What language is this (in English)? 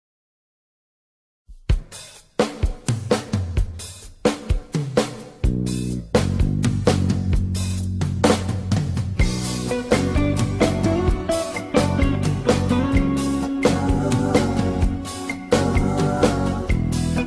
Greek